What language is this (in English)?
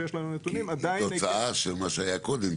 Hebrew